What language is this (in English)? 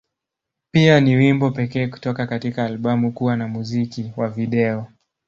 Swahili